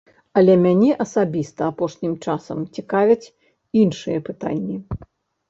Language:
Belarusian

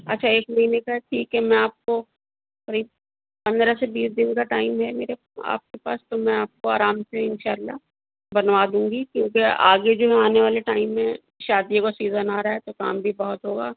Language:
Urdu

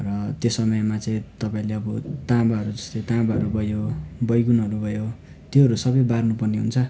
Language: Nepali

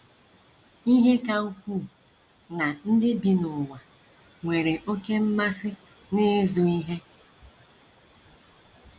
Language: Igbo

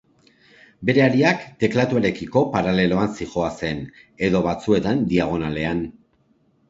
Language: Basque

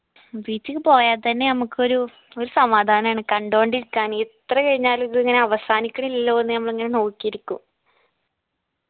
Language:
Malayalam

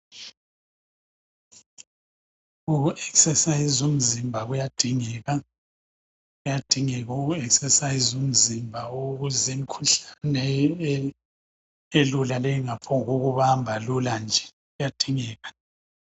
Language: North Ndebele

